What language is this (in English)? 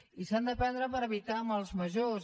Catalan